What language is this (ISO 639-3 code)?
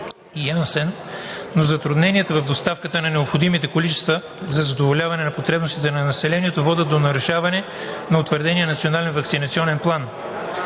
bul